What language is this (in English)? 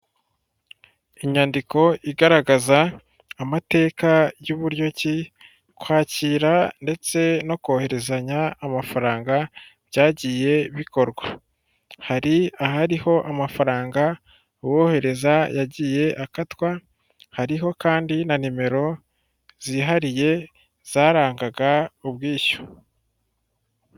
Kinyarwanda